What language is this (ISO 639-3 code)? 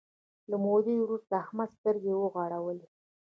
pus